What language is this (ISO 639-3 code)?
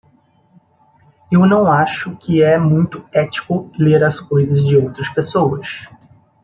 por